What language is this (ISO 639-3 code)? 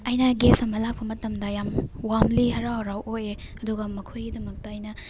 mni